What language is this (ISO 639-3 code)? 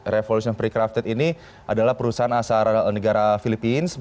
ind